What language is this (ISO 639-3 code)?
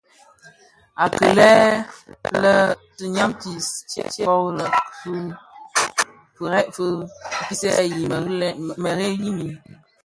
ksf